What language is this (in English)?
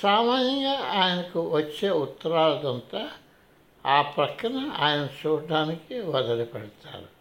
Telugu